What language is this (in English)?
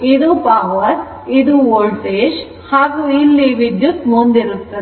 Kannada